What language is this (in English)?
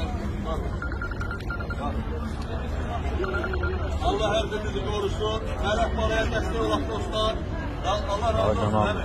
Arabic